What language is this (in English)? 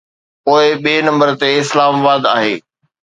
Sindhi